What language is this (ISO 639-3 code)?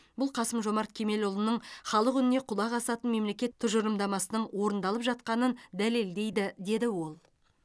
kaz